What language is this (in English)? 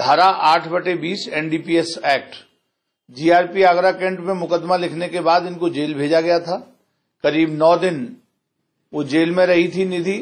Hindi